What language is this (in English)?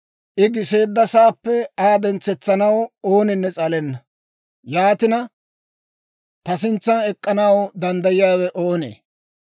Dawro